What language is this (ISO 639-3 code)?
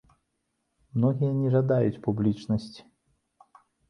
bel